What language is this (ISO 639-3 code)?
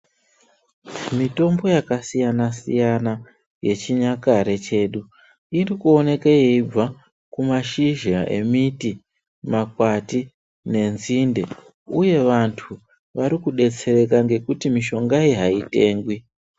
ndc